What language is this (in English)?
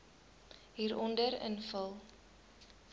Afrikaans